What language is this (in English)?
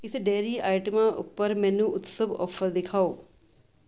Punjabi